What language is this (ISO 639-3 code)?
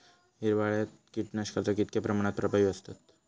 mar